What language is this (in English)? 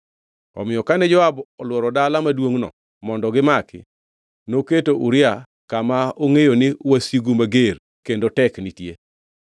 Luo (Kenya and Tanzania)